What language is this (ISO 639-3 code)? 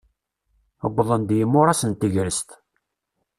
kab